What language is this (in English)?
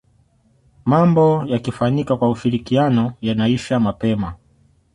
Swahili